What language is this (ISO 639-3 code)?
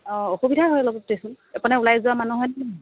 asm